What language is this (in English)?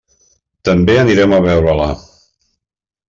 Catalan